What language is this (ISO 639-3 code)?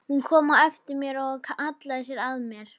isl